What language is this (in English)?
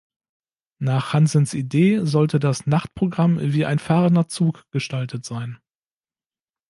German